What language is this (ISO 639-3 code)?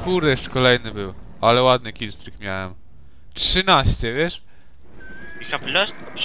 pol